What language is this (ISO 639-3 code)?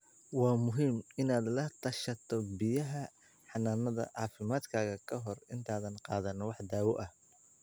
som